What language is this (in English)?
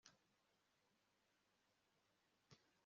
Kinyarwanda